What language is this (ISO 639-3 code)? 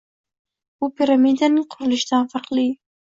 uzb